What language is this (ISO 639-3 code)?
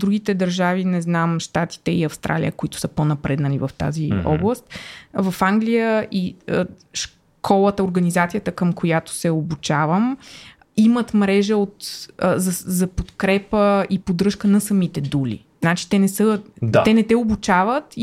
bul